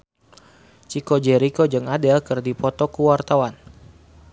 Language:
Sundanese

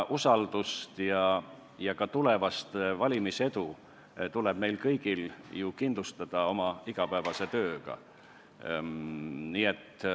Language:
Estonian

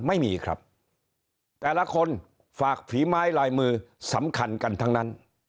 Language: Thai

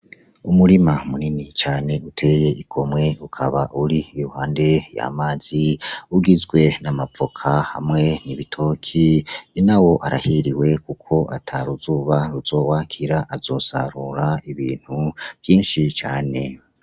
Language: Rundi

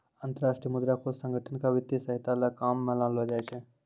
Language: Maithili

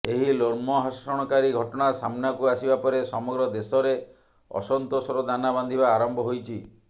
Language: Odia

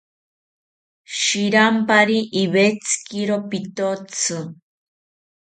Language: South Ucayali Ashéninka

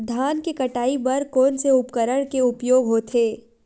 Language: Chhattisgarhi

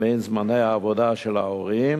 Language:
Hebrew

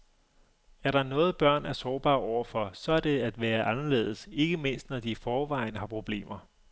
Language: Danish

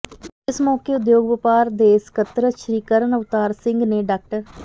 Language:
Punjabi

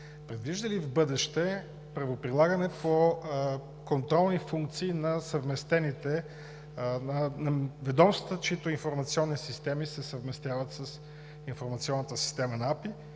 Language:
Bulgarian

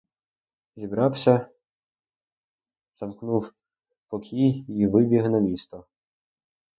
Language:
Ukrainian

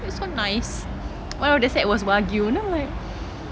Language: English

